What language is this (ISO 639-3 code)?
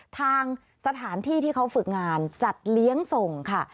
tha